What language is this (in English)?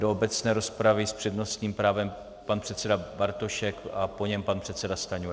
Czech